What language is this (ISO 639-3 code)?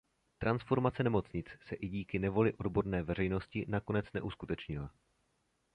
ces